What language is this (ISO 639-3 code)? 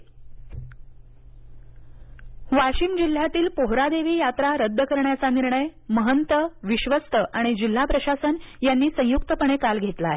mar